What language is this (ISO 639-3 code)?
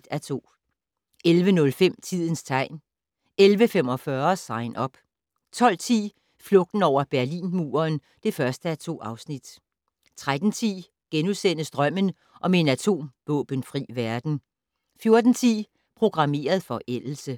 dan